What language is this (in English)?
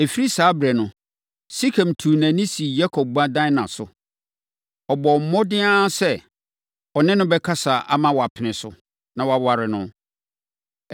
Akan